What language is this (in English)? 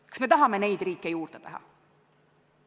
Estonian